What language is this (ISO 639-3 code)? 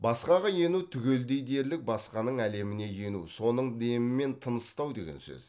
kaz